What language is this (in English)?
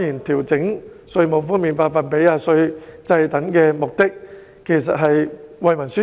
Cantonese